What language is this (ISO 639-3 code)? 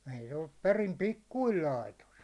fin